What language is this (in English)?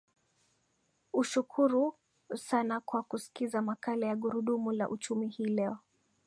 Swahili